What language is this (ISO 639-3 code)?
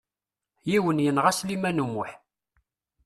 kab